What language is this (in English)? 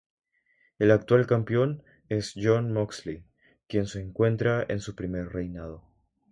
Spanish